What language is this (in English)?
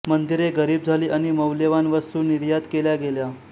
Marathi